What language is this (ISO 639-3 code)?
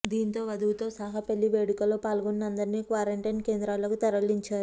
tel